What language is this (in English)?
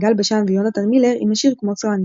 Hebrew